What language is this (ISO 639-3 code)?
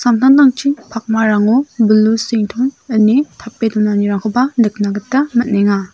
grt